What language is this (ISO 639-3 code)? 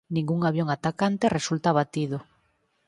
glg